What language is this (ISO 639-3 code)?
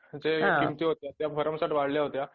mar